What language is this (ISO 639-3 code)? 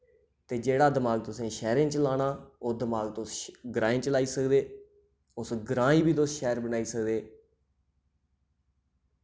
doi